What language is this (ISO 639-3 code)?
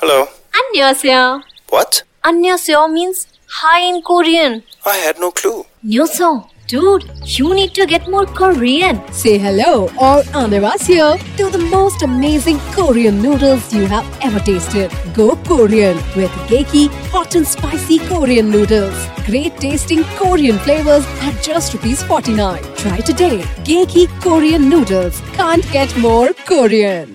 hin